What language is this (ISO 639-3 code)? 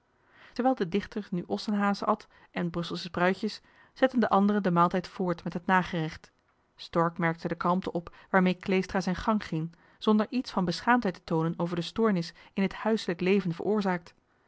nld